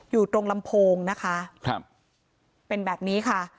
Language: Thai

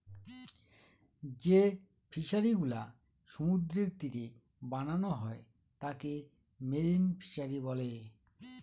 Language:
Bangla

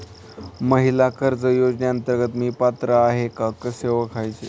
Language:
Marathi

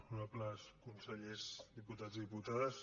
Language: Catalan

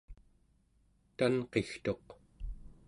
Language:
Central Yupik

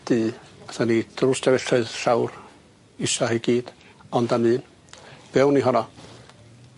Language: Welsh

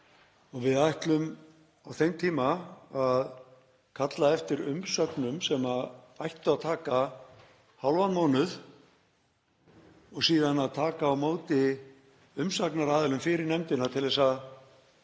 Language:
Icelandic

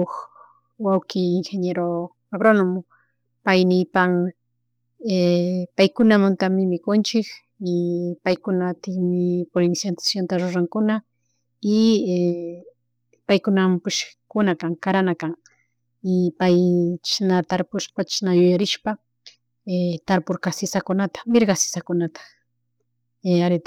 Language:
Chimborazo Highland Quichua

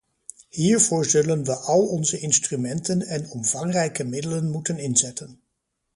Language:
Dutch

